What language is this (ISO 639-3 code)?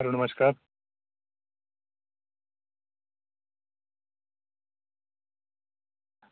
doi